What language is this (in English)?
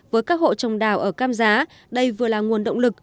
Vietnamese